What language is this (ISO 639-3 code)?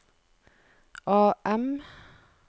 nor